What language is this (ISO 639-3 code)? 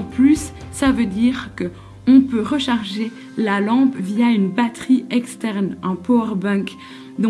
fra